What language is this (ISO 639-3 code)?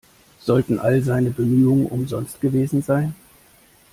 deu